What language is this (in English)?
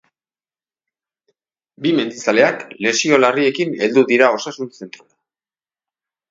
Basque